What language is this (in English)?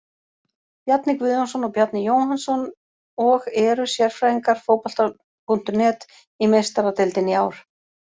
Icelandic